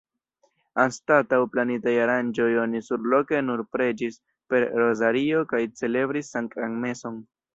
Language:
Esperanto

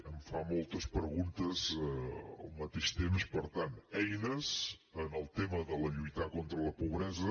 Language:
Catalan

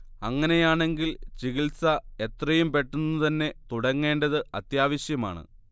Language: Malayalam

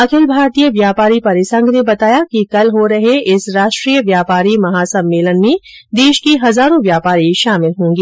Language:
Hindi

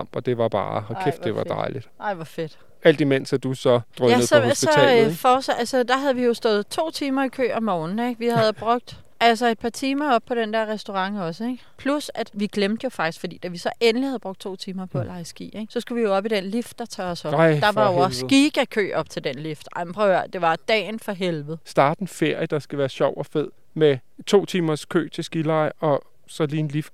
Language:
Danish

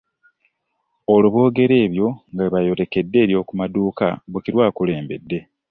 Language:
Ganda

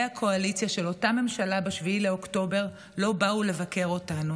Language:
Hebrew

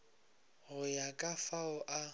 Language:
Northern Sotho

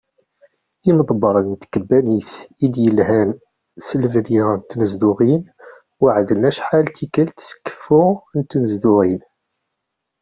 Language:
Kabyle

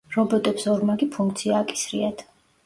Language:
Georgian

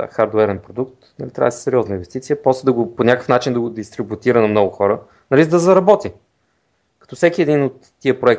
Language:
Bulgarian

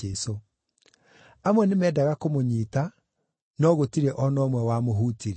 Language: Kikuyu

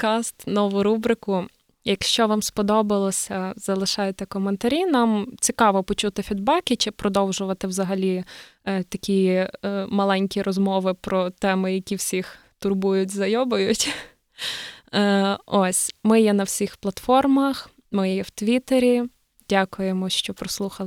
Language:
Ukrainian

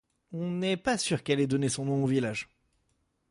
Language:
French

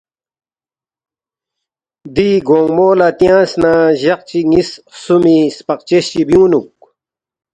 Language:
Balti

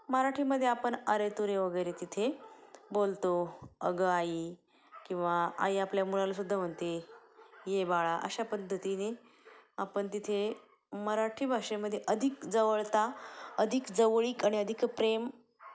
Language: Marathi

